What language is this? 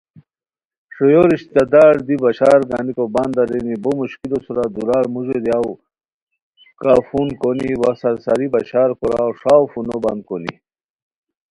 Khowar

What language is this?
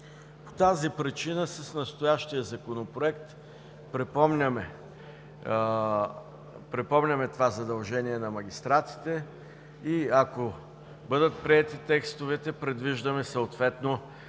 Bulgarian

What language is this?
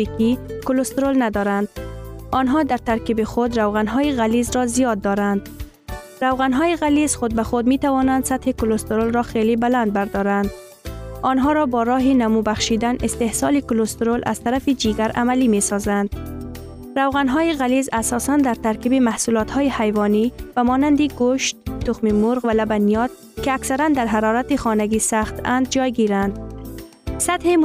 Persian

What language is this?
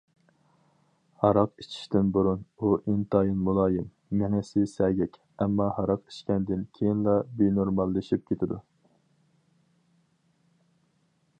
Uyghur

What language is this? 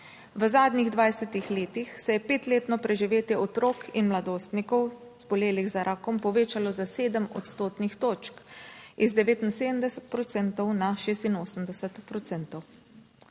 Slovenian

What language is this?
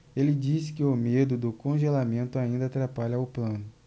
Portuguese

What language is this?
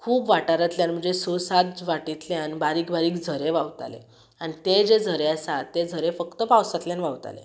Konkani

